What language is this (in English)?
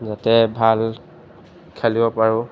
Assamese